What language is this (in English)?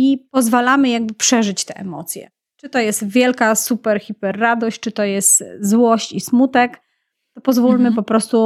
Polish